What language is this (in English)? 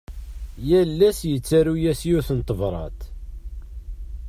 Kabyle